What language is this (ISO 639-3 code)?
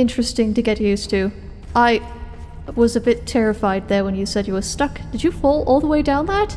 eng